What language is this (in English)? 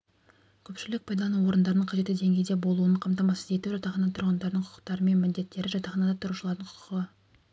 Kazakh